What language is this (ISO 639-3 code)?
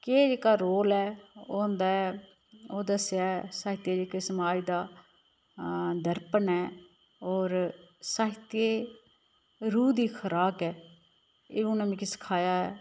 doi